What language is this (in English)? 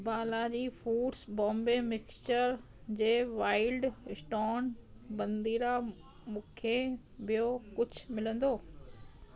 Sindhi